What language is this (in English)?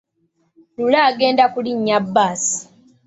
Ganda